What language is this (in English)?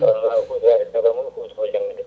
Fula